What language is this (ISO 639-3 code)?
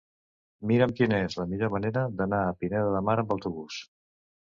cat